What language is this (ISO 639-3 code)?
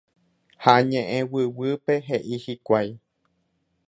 grn